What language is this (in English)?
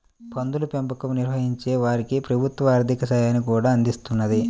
Telugu